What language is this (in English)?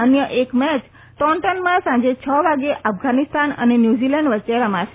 Gujarati